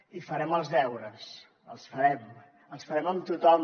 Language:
Catalan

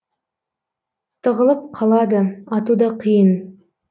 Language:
Kazakh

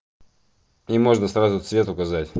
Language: Russian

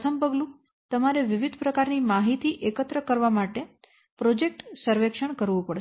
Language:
Gujarati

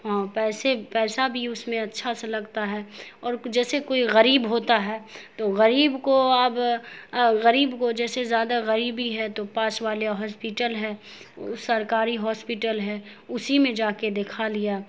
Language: Urdu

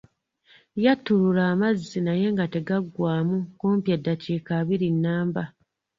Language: Ganda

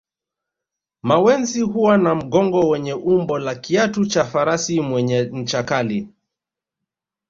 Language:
Swahili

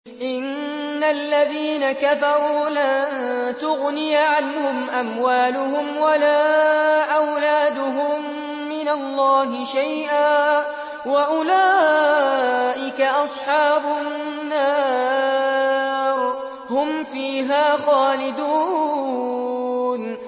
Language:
Arabic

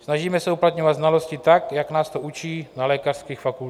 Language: Czech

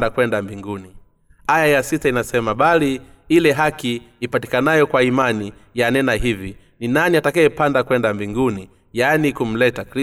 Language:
Swahili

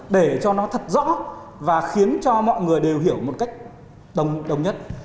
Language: Vietnamese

